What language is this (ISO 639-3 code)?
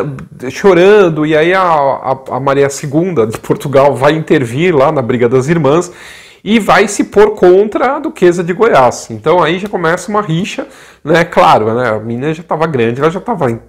por